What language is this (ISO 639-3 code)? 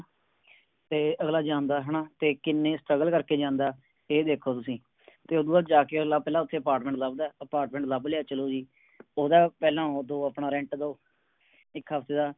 pan